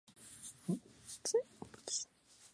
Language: Spanish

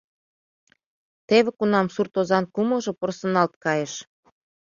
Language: Mari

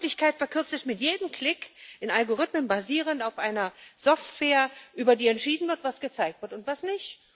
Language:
German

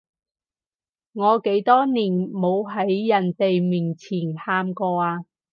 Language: Cantonese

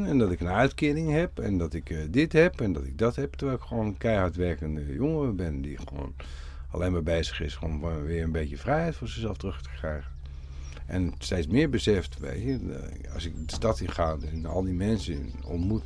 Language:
Dutch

